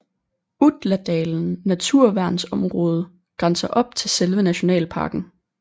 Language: Danish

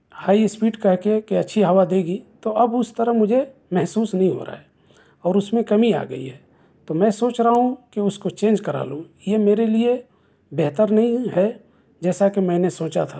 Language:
Urdu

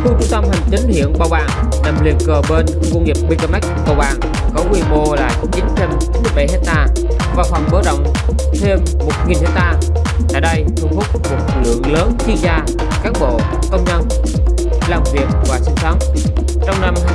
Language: Vietnamese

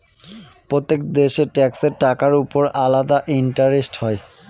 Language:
Bangla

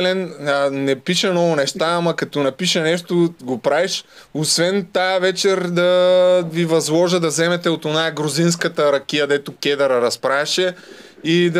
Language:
Bulgarian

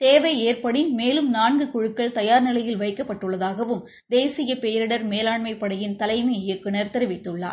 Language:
Tamil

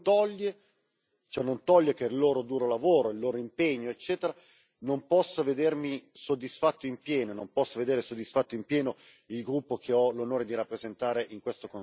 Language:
Italian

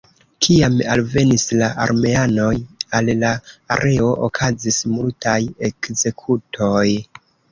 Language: Esperanto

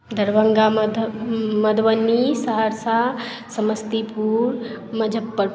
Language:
Maithili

